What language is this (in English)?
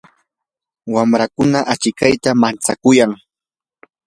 Yanahuanca Pasco Quechua